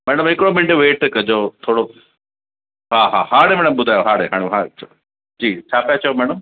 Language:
Sindhi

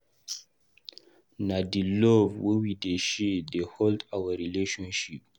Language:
Nigerian Pidgin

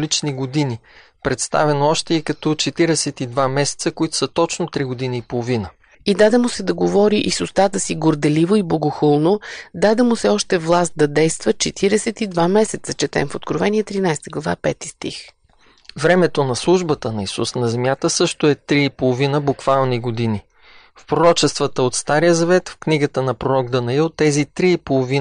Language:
Bulgarian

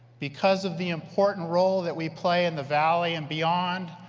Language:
English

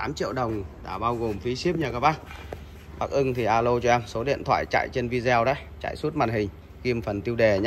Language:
Vietnamese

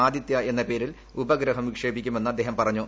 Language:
Malayalam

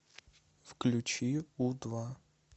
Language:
Russian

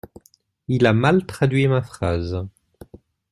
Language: French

